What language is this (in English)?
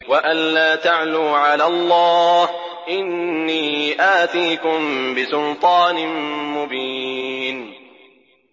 Arabic